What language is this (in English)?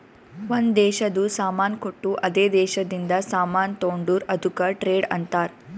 Kannada